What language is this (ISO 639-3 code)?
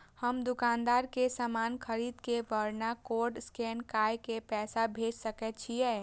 mai